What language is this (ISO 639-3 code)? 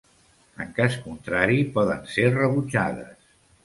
cat